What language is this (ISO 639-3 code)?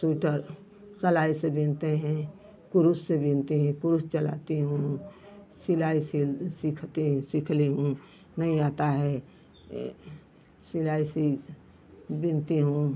hin